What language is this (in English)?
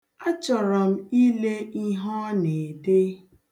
Igbo